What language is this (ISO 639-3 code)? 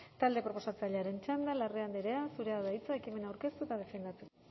eus